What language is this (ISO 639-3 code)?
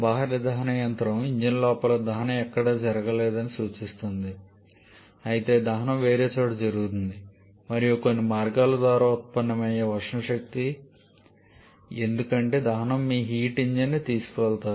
tel